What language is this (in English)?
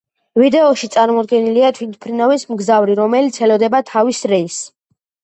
Georgian